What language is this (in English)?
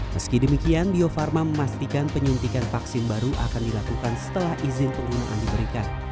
Indonesian